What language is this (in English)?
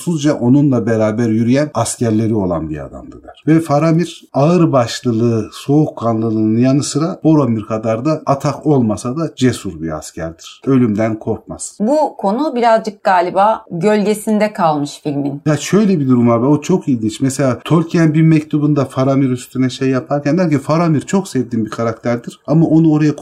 Turkish